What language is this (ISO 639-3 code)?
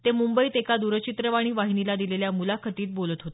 mar